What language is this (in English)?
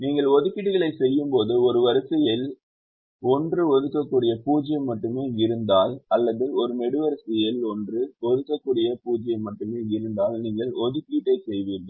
Tamil